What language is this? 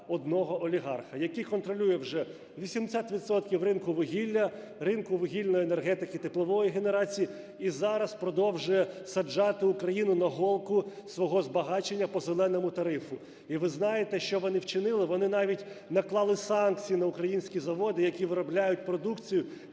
Ukrainian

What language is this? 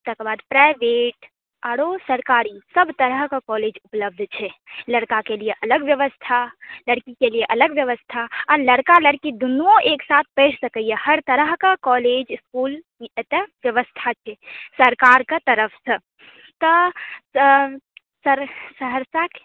Maithili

